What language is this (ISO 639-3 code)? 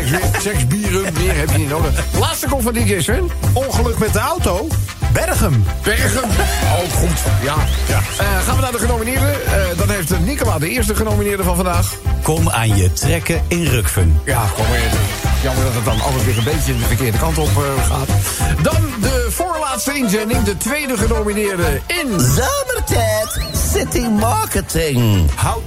nld